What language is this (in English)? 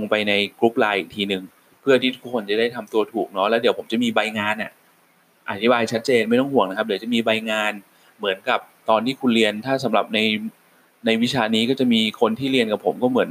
Thai